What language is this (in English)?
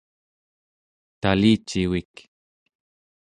Central Yupik